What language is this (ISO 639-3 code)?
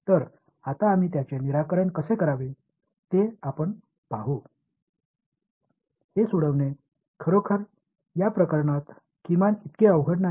mar